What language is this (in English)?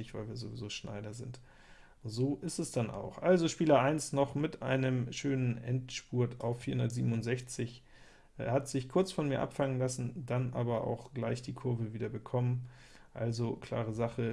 German